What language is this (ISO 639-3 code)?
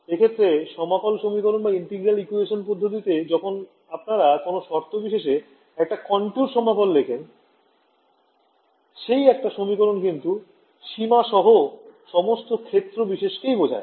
ben